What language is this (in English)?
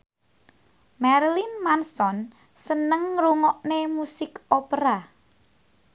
Javanese